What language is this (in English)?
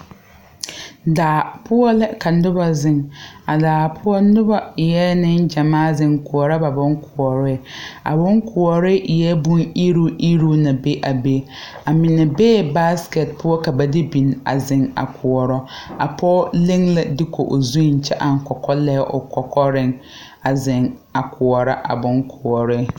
Southern Dagaare